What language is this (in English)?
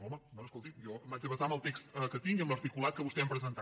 Catalan